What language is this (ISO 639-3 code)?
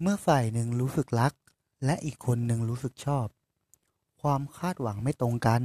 tha